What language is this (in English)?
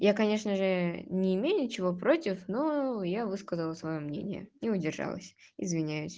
Russian